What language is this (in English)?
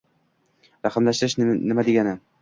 Uzbek